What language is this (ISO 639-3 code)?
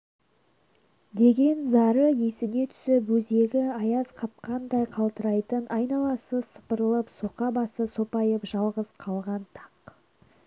kaz